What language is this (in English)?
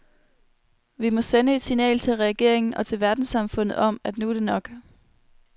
Danish